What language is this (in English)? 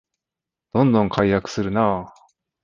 Japanese